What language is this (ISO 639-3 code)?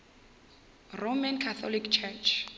nso